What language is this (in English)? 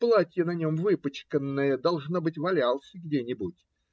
Russian